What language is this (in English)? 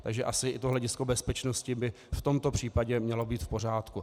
Czech